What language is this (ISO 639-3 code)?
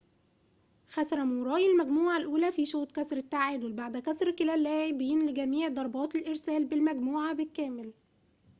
ara